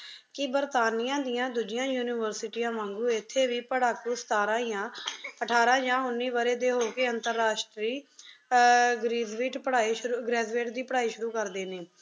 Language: Punjabi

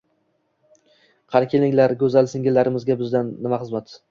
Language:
Uzbek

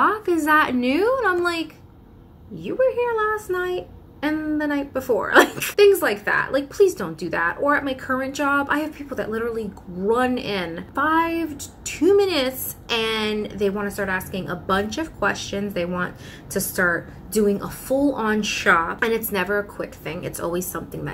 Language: English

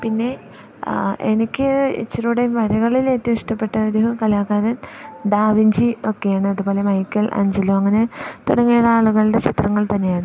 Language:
Malayalam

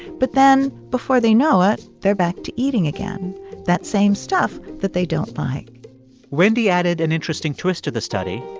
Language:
English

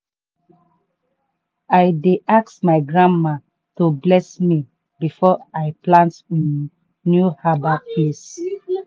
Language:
Nigerian Pidgin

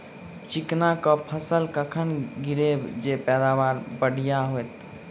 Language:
Maithili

